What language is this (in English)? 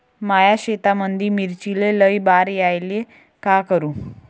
Marathi